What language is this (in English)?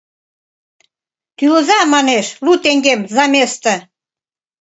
Mari